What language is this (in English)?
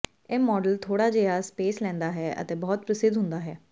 Punjabi